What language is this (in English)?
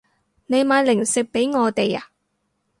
Cantonese